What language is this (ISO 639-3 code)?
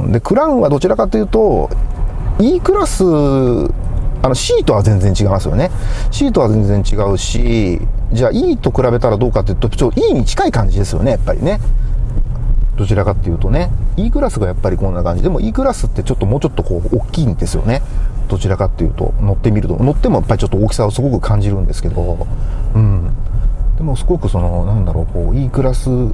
jpn